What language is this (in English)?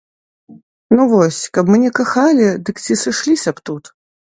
Belarusian